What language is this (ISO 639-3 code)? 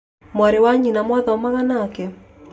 kik